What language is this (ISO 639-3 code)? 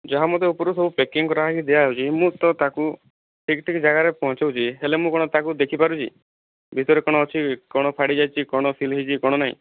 ori